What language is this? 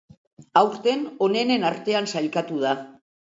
Basque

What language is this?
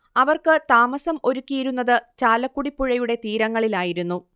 Malayalam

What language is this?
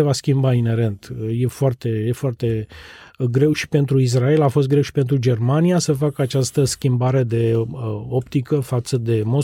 Romanian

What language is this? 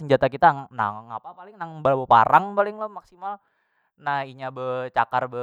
Banjar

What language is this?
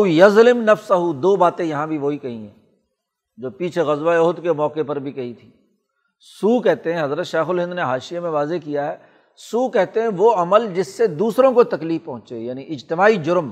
Urdu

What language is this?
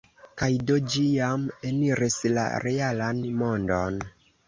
Esperanto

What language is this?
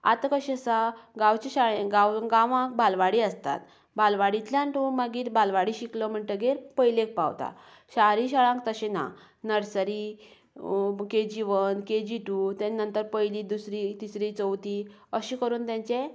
Konkani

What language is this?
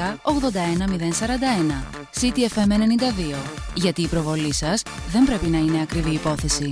Greek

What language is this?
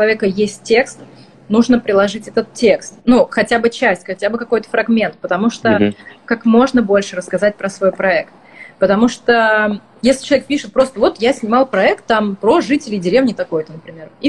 Russian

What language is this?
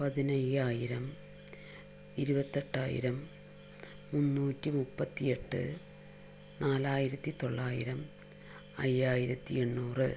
Malayalam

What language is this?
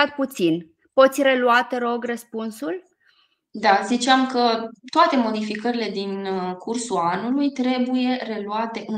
Romanian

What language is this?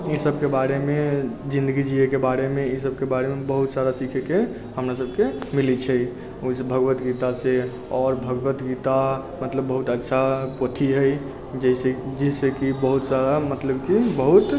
Maithili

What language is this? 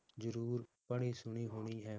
Punjabi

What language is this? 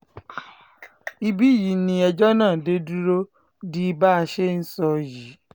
Yoruba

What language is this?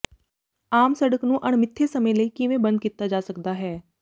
Punjabi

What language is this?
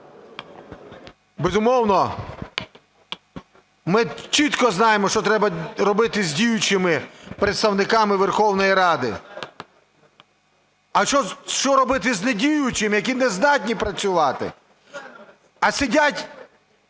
Ukrainian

